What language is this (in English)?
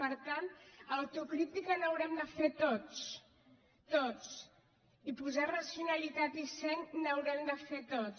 Catalan